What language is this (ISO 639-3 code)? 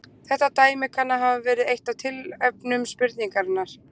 isl